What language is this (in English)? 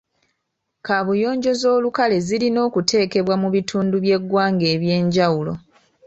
Ganda